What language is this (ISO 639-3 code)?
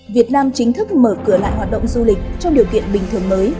vie